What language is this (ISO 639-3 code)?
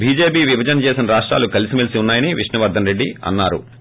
tel